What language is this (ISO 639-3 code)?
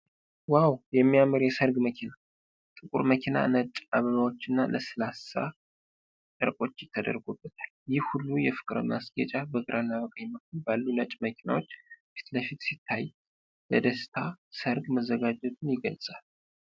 amh